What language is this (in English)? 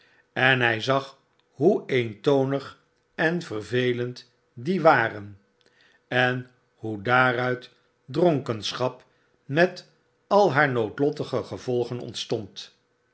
Dutch